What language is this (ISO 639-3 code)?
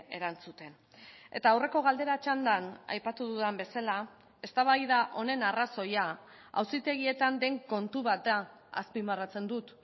eus